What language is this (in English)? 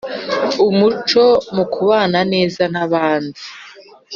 Kinyarwanda